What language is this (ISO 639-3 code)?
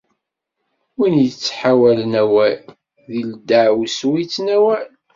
kab